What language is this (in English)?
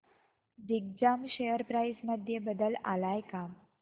Marathi